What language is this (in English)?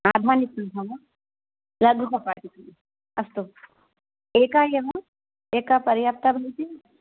Sanskrit